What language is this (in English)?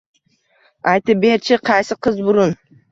Uzbek